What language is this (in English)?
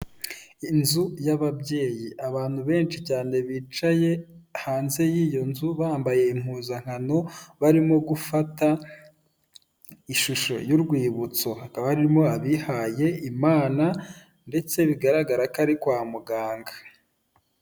Kinyarwanda